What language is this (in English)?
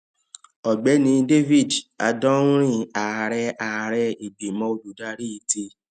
Yoruba